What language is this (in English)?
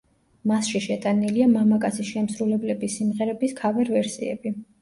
Georgian